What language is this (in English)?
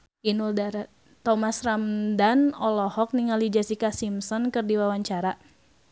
Sundanese